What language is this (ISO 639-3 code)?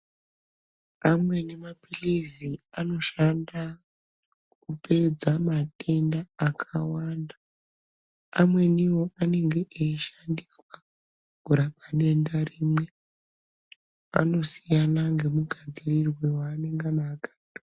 ndc